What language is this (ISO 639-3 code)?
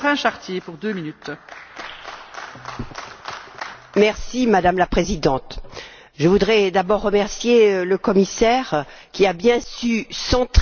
fra